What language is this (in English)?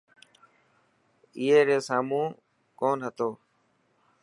Dhatki